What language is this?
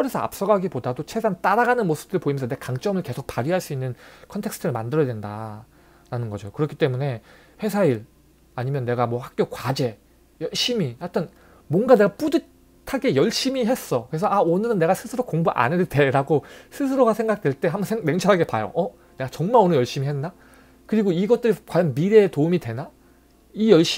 Korean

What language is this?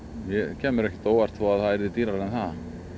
Icelandic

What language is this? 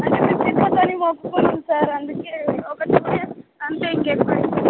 Telugu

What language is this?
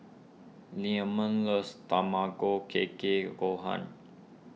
English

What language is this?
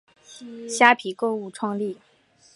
Chinese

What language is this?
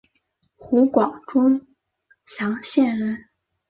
Chinese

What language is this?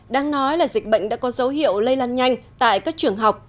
Vietnamese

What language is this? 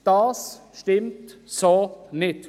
Swiss German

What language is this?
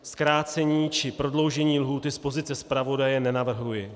Czech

